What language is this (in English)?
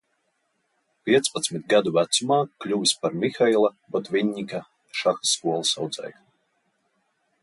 Latvian